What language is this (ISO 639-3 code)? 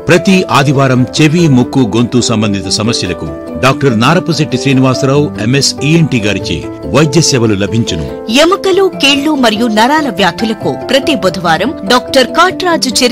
ara